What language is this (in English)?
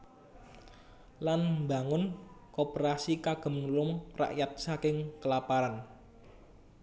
Javanese